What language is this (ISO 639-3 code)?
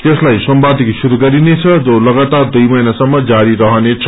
nep